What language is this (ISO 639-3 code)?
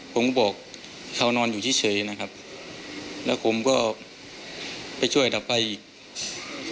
tha